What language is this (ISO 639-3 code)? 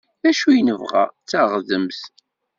kab